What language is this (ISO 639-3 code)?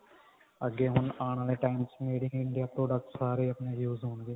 pan